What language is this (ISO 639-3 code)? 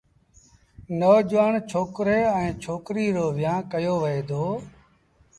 sbn